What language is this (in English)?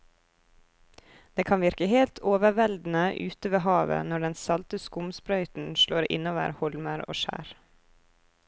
Norwegian